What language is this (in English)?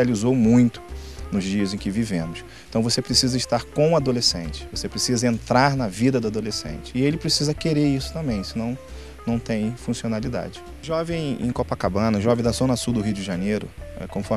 Portuguese